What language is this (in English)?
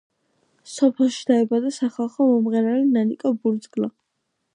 Georgian